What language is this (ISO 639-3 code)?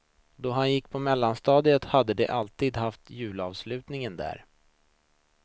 swe